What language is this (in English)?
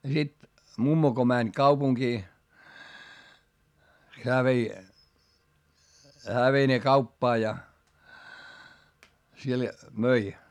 Finnish